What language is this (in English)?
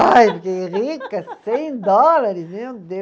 Portuguese